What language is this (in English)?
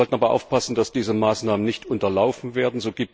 German